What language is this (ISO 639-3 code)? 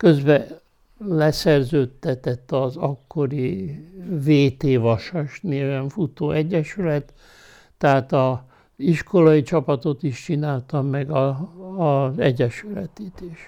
hun